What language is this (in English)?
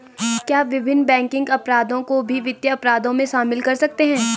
Hindi